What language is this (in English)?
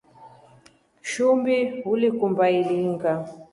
Rombo